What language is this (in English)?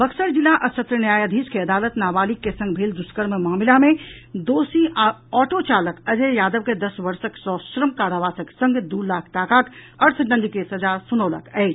Maithili